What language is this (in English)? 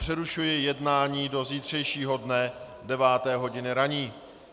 Czech